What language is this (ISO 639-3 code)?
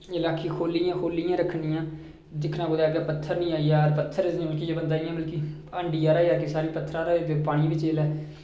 doi